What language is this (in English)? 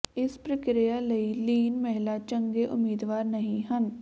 Punjabi